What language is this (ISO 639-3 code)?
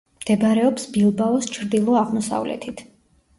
kat